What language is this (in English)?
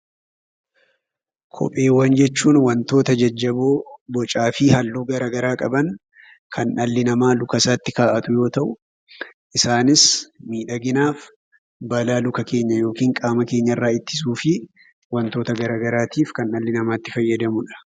Oromo